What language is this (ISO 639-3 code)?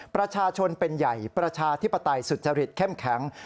tha